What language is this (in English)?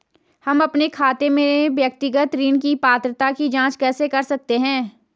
Hindi